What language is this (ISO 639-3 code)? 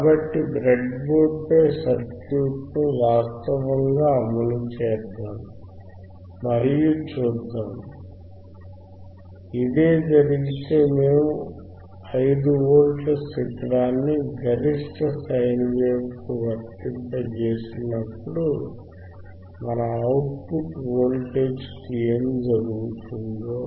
tel